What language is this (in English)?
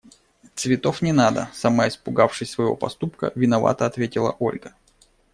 Russian